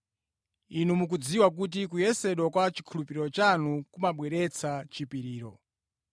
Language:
Nyanja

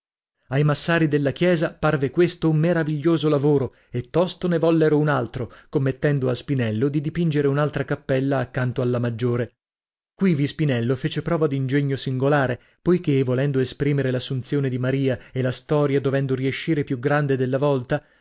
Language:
Italian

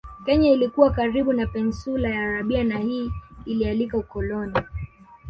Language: Swahili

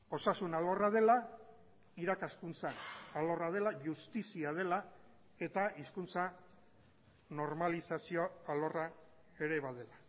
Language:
Basque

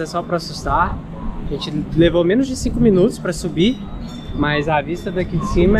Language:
Portuguese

